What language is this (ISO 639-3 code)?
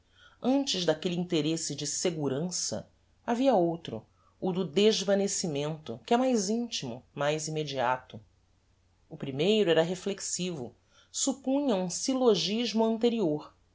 por